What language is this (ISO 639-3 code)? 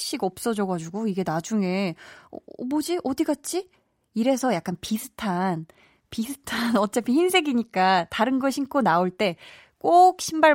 kor